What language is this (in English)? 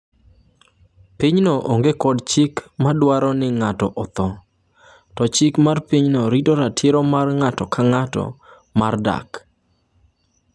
Luo (Kenya and Tanzania)